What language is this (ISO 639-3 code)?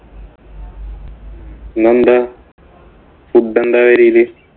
mal